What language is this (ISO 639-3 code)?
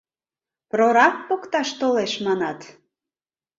chm